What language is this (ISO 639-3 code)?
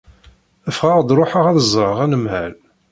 kab